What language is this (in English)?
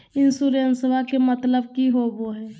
Magahi